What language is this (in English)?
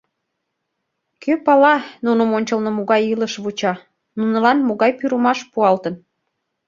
Mari